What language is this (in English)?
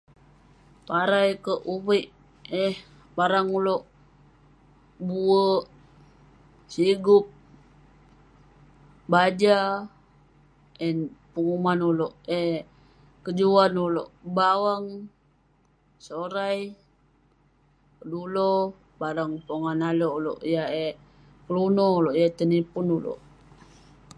Western Penan